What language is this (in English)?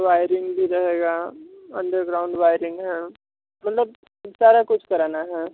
Hindi